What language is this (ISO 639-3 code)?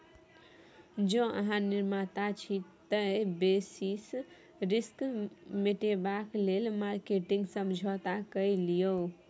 mai